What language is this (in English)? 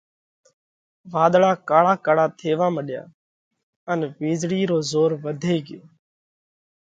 Parkari Koli